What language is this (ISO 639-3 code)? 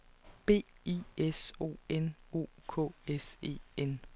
dan